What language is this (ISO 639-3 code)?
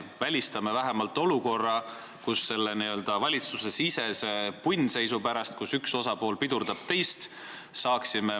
est